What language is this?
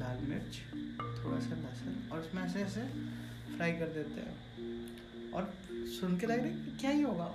Hindi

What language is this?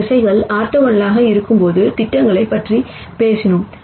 Tamil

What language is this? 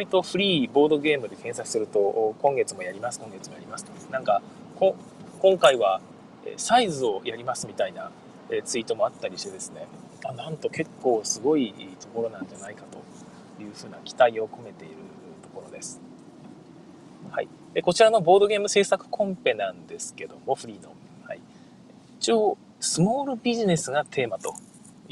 Japanese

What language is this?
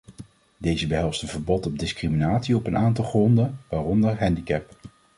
Dutch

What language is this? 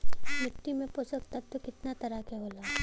Bhojpuri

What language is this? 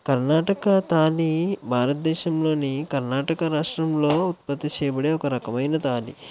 Telugu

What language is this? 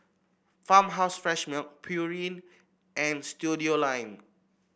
English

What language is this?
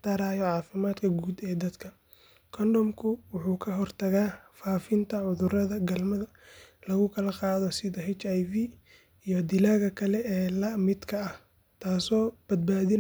Somali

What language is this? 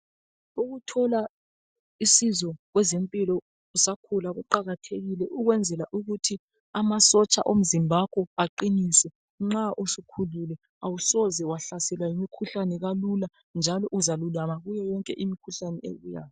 North Ndebele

